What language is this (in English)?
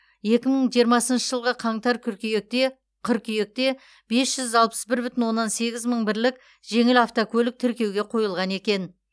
Kazakh